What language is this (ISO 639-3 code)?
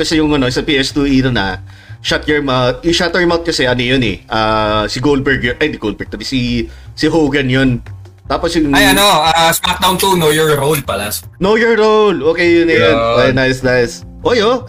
fil